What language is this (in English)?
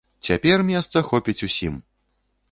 Belarusian